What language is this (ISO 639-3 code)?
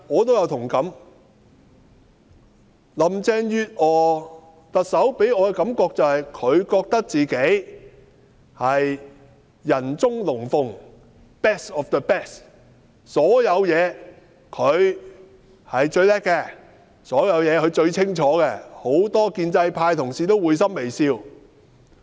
yue